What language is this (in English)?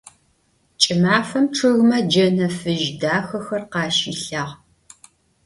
Adyghe